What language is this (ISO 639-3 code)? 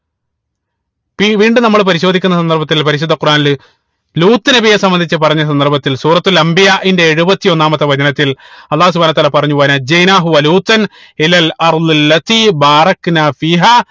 mal